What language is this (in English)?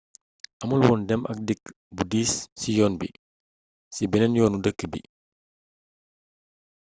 Wolof